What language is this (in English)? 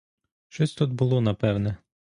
Ukrainian